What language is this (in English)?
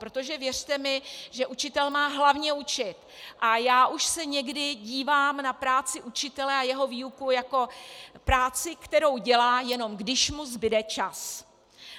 Czech